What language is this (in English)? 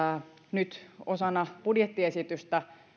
Finnish